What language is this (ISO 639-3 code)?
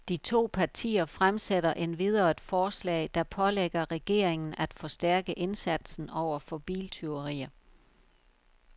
dan